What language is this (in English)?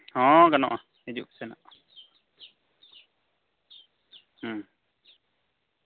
Santali